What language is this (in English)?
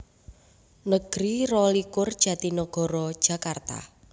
Javanese